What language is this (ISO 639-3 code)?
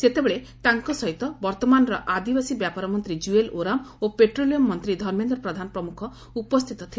ori